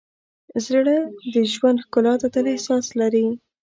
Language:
Pashto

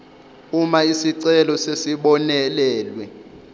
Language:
Zulu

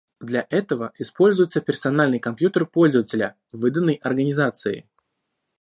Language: Russian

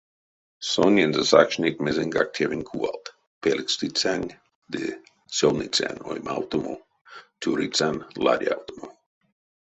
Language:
Erzya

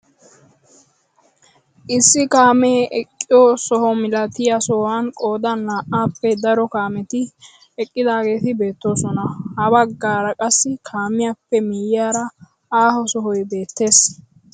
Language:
Wolaytta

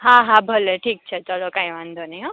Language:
Gujarati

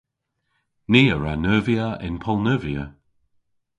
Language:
Cornish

